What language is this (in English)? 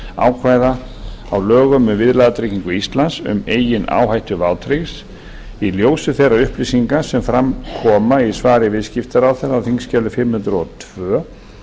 Icelandic